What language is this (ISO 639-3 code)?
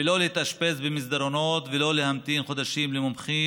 heb